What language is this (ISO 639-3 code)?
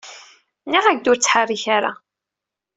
kab